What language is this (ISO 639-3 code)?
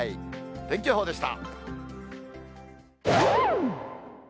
jpn